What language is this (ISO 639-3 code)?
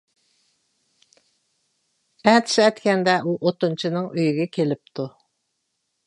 uig